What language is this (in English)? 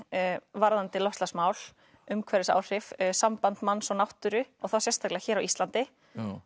Icelandic